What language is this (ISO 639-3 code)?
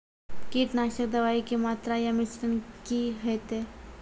mai